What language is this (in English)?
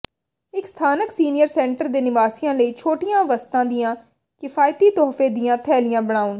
Punjabi